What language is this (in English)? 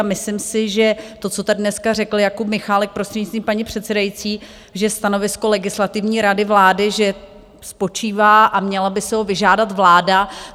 Czech